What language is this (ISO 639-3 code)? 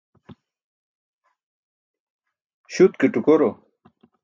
bsk